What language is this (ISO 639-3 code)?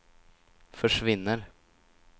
swe